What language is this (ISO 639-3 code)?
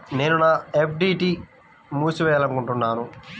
tel